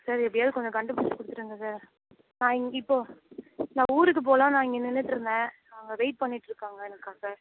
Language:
Tamil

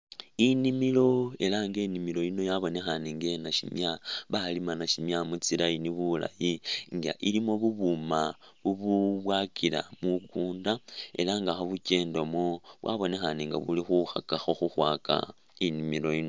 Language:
Masaaba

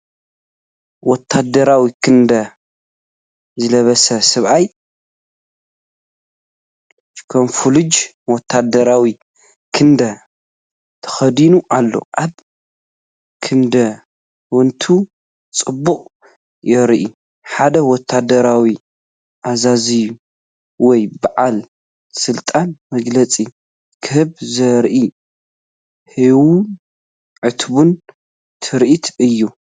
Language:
Tigrinya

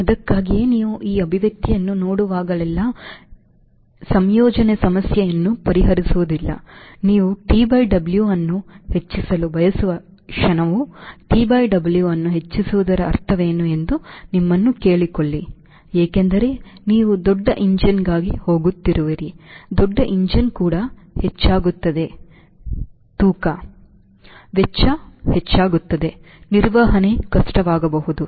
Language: Kannada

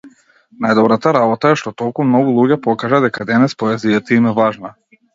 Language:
Macedonian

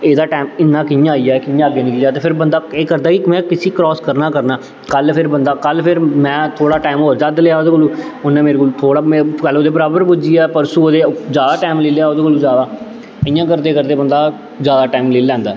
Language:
Dogri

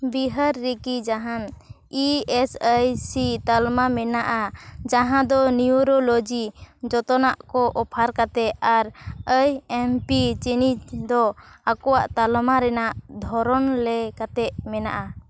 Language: Santali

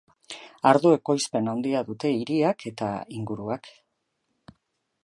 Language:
Basque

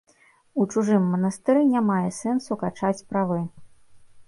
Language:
Belarusian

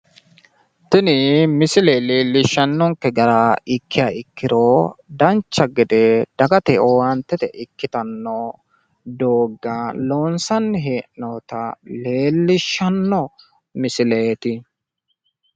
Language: Sidamo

